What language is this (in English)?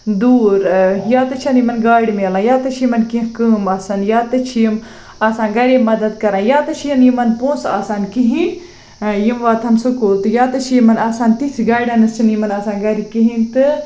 Kashmiri